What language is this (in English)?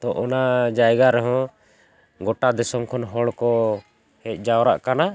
Santali